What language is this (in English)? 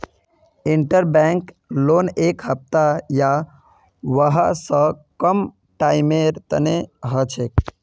Magahi